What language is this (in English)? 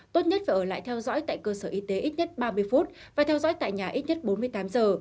Vietnamese